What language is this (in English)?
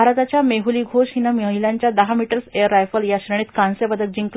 Marathi